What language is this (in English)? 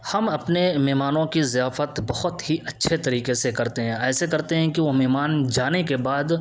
Urdu